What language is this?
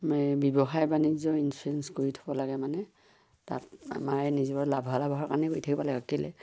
Assamese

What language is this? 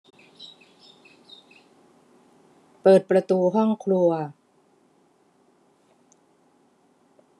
Thai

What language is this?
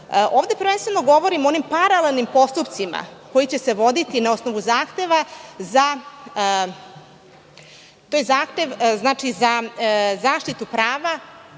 Serbian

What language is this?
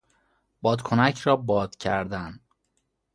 Persian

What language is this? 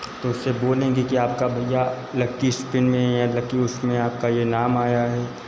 Hindi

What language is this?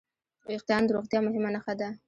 Pashto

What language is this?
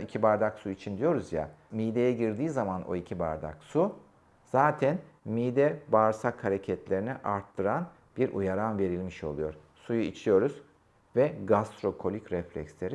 Turkish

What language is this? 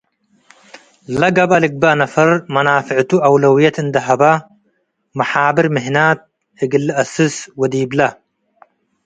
Tigre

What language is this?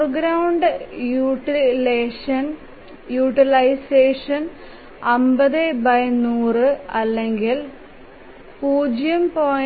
Malayalam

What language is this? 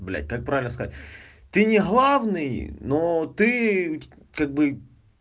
Russian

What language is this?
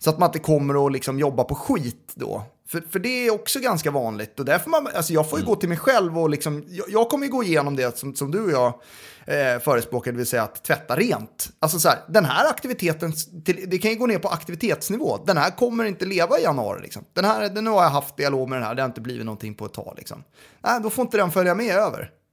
Swedish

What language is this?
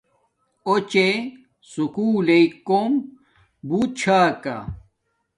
Domaaki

